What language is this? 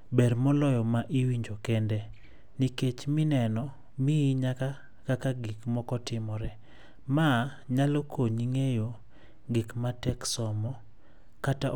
Luo (Kenya and Tanzania)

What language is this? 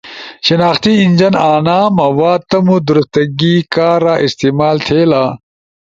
Ushojo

